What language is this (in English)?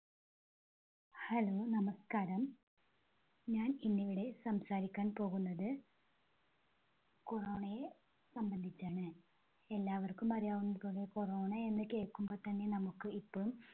Malayalam